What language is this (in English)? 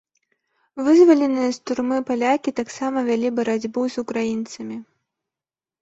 Belarusian